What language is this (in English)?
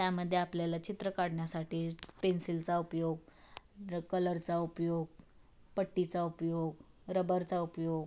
Marathi